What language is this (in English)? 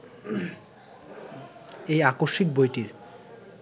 Bangla